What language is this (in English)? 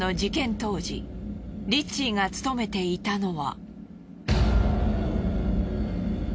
Japanese